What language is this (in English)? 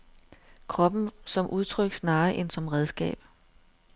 Danish